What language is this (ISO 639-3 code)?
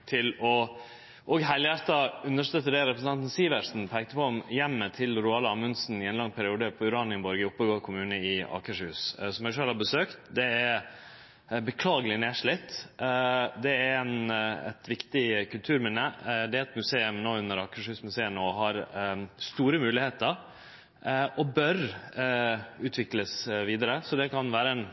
nno